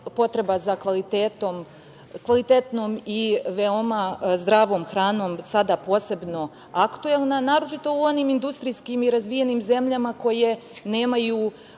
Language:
Serbian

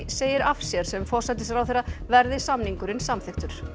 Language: Icelandic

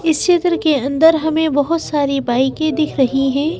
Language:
Hindi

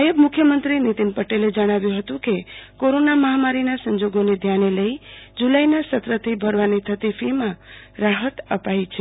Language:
Gujarati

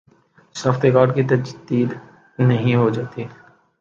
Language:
Urdu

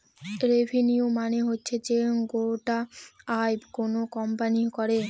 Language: Bangla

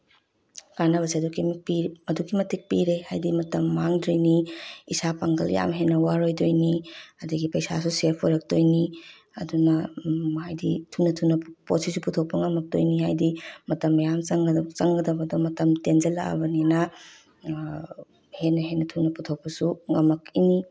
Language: Manipuri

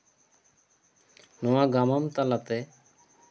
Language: Santali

